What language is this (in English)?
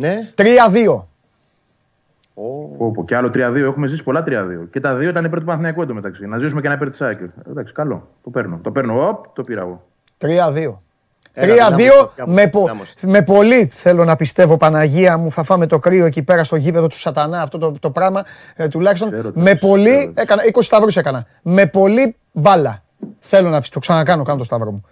Greek